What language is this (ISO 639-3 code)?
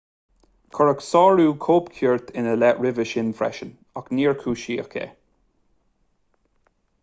gle